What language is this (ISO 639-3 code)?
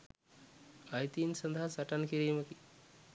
sin